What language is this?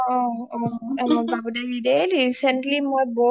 Assamese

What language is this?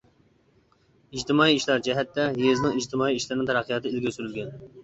Uyghur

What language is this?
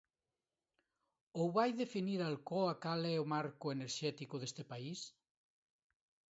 Galician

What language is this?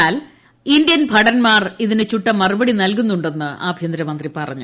Malayalam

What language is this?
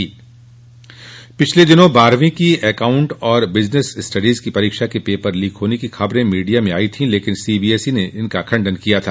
Hindi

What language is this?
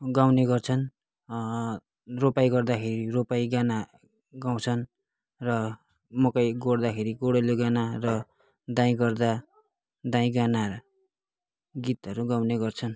Nepali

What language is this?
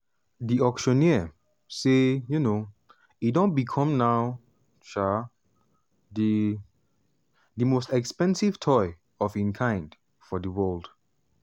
Nigerian Pidgin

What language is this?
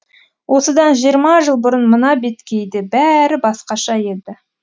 Kazakh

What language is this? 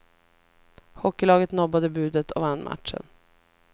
Swedish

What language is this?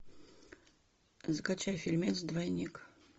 Russian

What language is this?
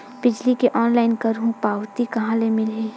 Chhattisgarhi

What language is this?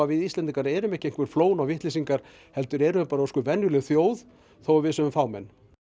Icelandic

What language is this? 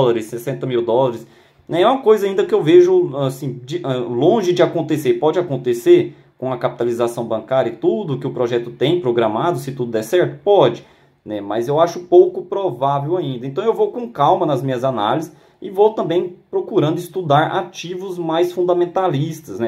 Portuguese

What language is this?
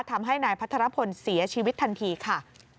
Thai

